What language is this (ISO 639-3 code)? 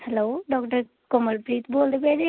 pan